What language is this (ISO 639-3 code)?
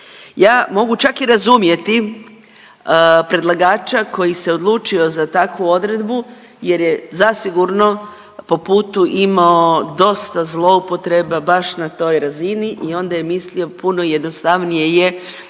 hrv